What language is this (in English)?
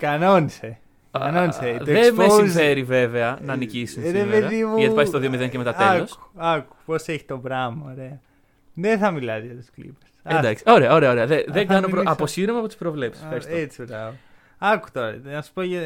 Greek